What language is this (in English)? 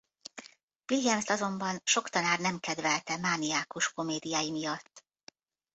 Hungarian